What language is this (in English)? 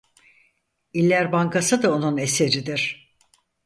Turkish